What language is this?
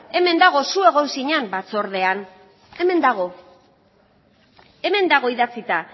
Basque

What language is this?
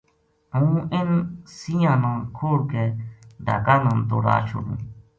Gujari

